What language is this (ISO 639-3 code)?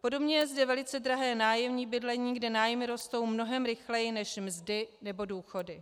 ces